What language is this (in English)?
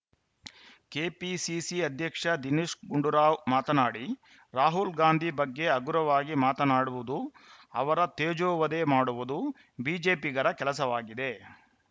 Kannada